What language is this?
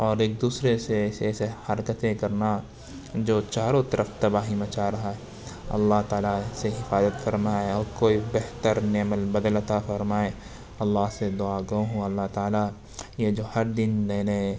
Urdu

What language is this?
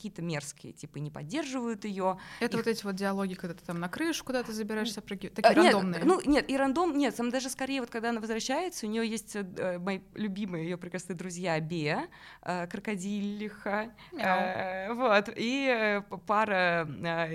Russian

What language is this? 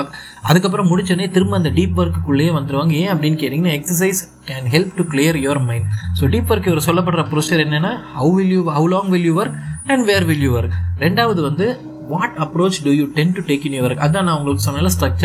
Tamil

